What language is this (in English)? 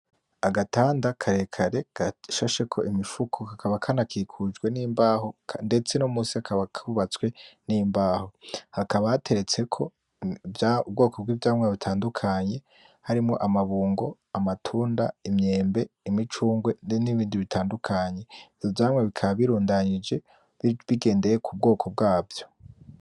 Rundi